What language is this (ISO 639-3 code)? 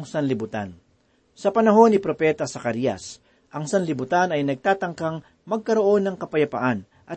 fil